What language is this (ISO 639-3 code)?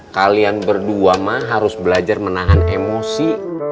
ind